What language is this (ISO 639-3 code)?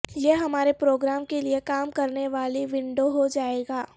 urd